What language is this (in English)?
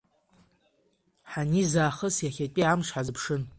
Abkhazian